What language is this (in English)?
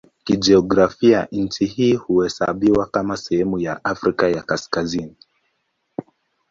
Swahili